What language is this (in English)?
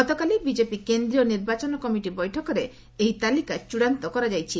Odia